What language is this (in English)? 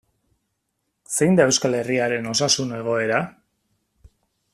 Basque